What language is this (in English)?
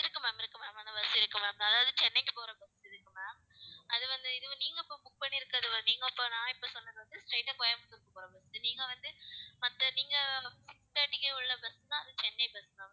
Tamil